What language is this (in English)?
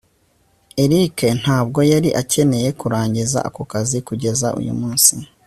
Kinyarwanda